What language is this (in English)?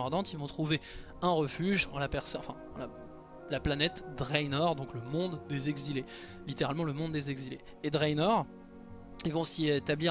French